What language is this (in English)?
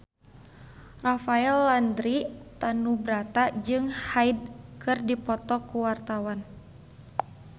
Sundanese